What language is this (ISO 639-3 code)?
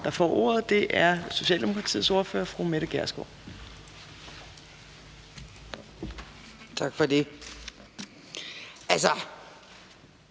dan